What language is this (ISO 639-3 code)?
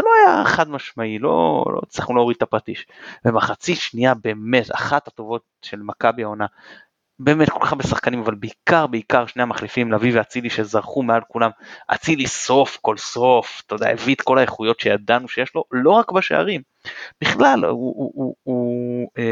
heb